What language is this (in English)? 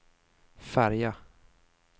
Swedish